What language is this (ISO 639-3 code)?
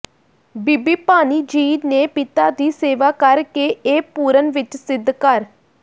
pan